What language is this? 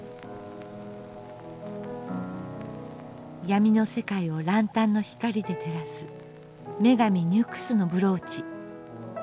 Japanese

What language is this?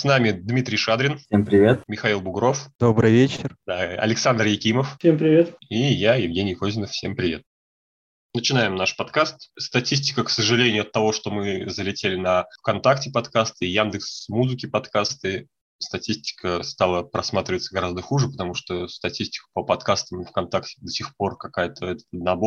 Russian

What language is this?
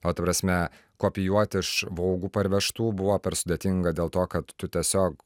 Lithuanian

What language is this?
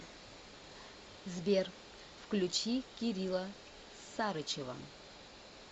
Russian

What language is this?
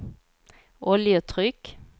Swedish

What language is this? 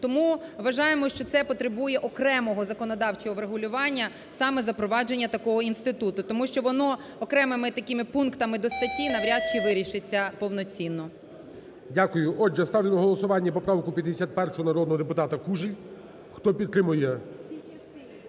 Ukrainian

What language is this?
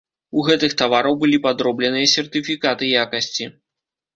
Belarusian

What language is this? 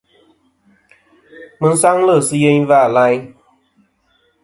Kom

